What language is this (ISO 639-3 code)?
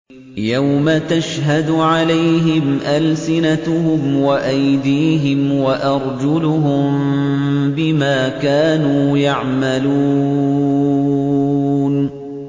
ara